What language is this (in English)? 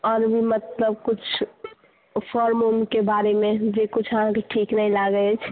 Maithili